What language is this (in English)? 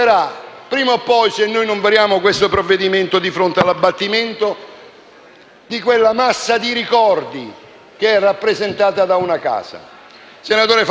Italian